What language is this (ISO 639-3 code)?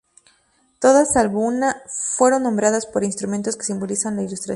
spa